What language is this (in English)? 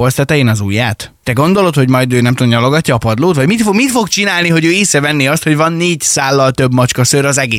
Hungarian